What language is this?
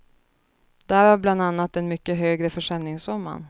Swedish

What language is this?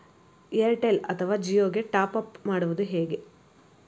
Kannada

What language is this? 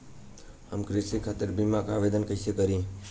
Bhojpuri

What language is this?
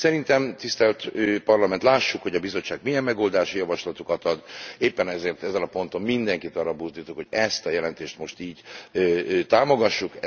Hungarian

